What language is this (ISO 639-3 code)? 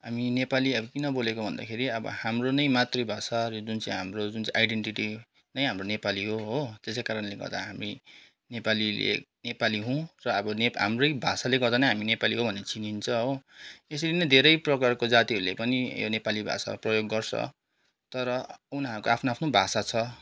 nep